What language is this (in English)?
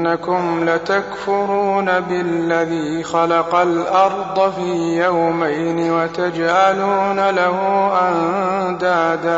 Arabic